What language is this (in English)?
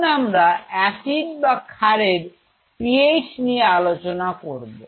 Bangla